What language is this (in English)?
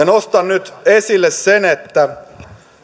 Finnish